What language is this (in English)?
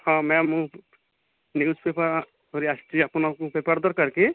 Odia